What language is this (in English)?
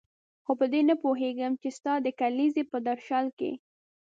Pashto